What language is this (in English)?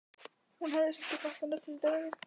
Icelandic